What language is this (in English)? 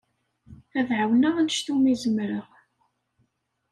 Kabyle